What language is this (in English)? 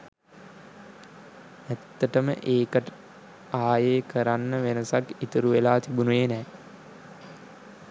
Sinhala